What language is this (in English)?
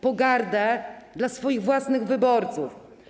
Polish